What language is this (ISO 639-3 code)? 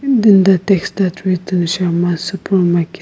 eng